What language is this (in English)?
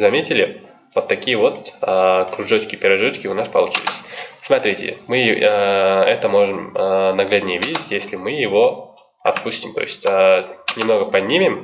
Russian